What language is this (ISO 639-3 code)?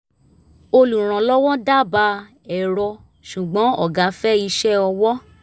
yor